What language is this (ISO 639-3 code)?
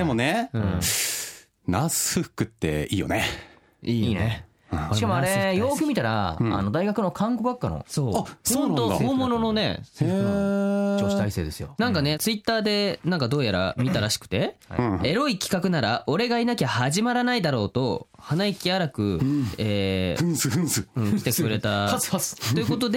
jpn